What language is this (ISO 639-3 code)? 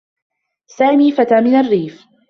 ara